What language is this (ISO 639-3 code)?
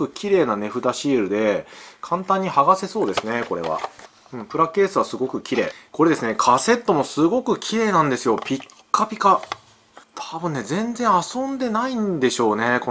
jpn